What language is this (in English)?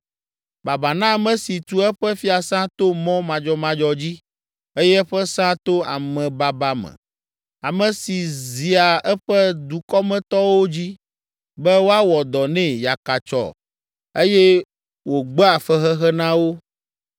Ewe